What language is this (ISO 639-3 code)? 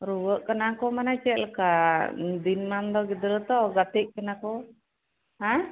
sat